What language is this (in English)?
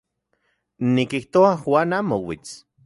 Central Puebla Nahuatl